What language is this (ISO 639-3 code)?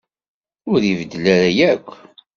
kab